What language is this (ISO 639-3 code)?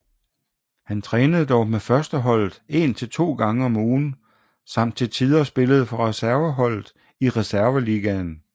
dan